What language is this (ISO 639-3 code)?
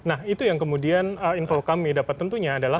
ind